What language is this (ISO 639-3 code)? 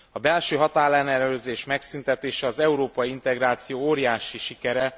hun